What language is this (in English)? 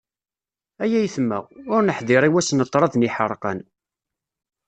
Kabyle